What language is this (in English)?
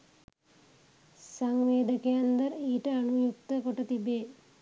Sinhala